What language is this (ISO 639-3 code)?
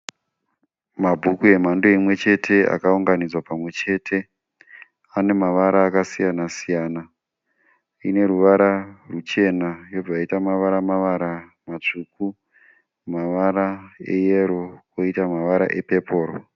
sna